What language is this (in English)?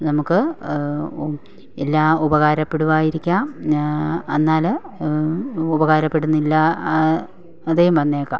Malayalam